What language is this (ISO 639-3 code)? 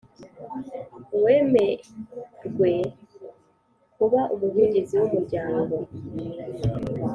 kin